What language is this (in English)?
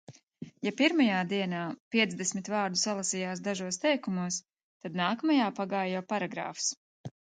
Latvian